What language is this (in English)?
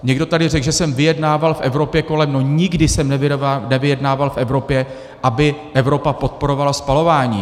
Czech